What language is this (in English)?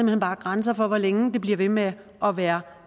Danish